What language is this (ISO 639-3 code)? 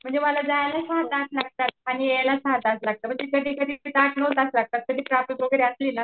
mar